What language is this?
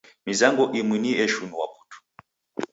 Taita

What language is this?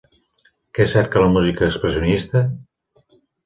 Catalan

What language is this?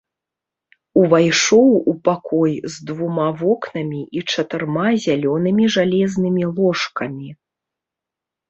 Belarusian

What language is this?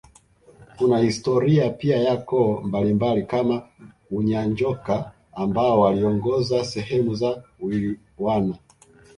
Swahili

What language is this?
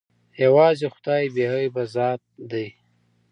Pashto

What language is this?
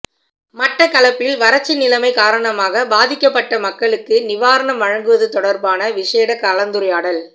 Tamil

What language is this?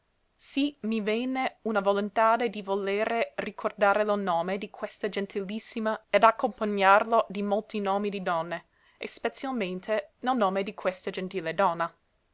Italian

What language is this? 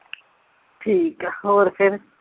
Punjabi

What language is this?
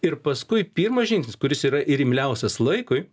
Lithuanian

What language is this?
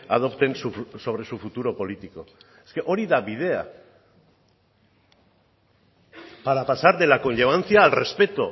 Spanish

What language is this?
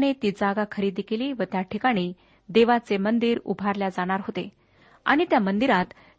Marathi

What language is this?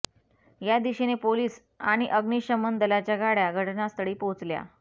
Marathi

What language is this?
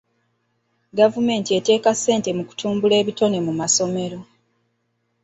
Ganda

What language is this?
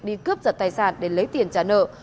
Vietnamese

